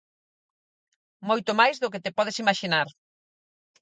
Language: Galician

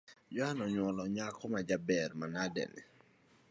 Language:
Luo (Kenya and Tanzania)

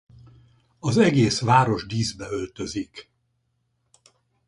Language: Hungarian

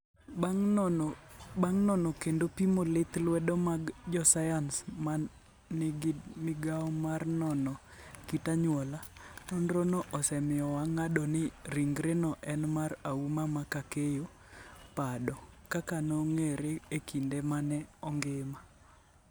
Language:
Luo (Kenya and Tanzania)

